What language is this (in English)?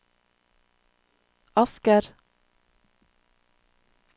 Norwegian